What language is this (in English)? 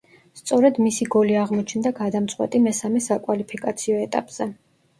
Georgian